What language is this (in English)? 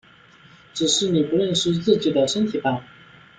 Chinese